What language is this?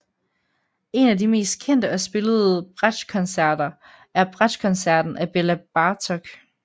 Danish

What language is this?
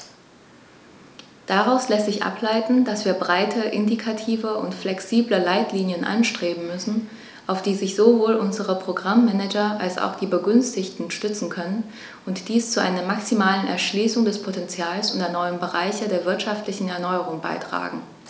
German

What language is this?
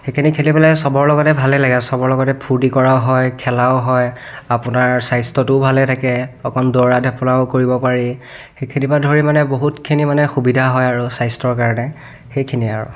Assamese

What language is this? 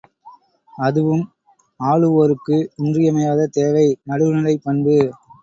Tamil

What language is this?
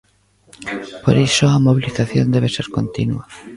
Galician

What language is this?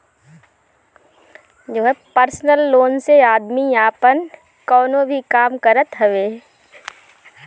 Bhojpuri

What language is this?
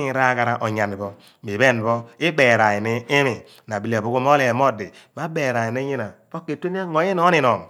Abua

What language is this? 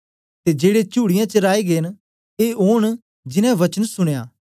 Dogri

